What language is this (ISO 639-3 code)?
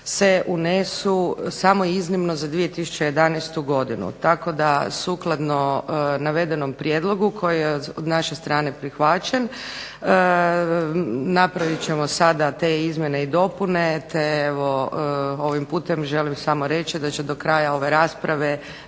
hrv